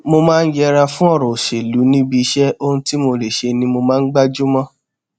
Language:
Yoruba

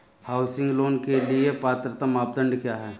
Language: Hindi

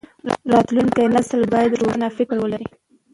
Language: Pashto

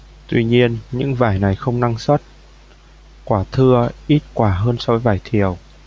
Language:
Vietnamese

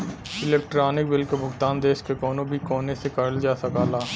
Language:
Bhojpuri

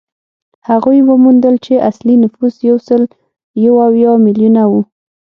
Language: Pashto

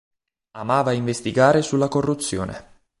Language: Italian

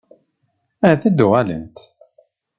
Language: Kabyle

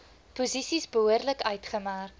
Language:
Afrikaans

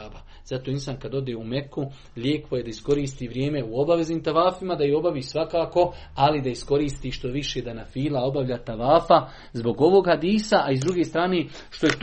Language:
Croatian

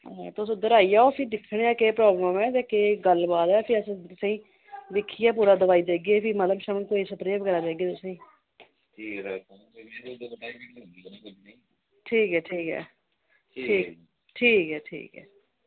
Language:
Dogri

